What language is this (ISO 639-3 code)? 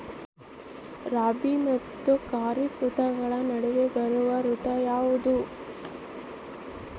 kan